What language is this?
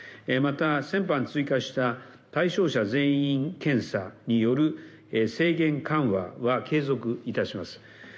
Japanese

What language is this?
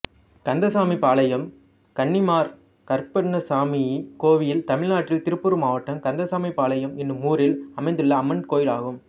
Tamil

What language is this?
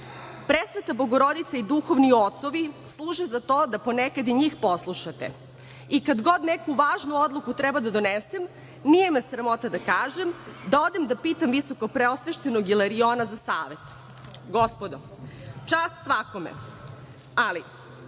Serbian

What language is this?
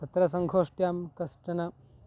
Sanskrit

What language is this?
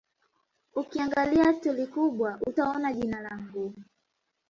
Swahili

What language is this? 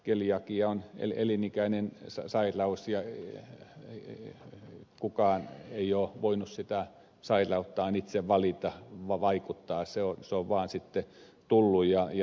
Finnish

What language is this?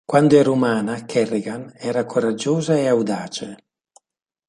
Italian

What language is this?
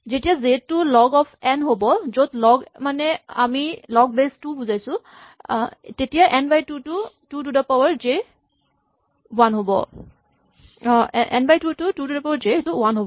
Assamese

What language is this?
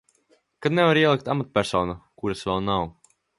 Latvian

